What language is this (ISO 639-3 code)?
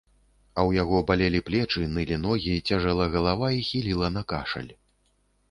bel